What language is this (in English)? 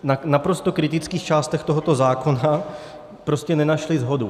Czech